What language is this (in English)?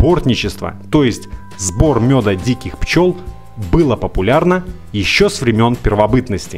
Russian